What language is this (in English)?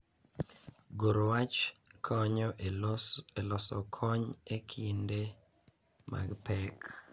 Luo (Kenya and Tanzania)